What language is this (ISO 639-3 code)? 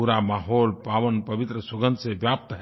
hin